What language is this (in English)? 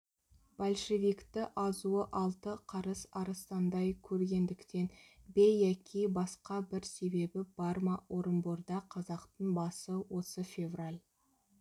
Kazakh